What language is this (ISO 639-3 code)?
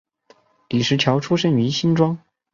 zho